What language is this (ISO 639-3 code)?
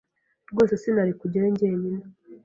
kin